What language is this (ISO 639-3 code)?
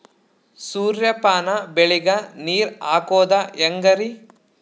kan